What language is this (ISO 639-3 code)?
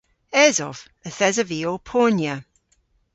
cor